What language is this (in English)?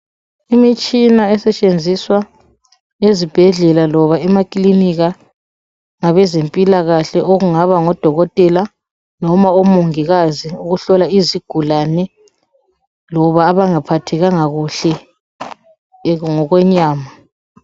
North Ndebele